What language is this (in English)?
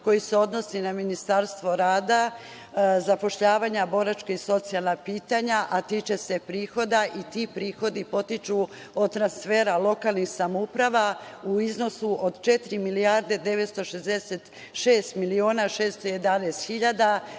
Serbian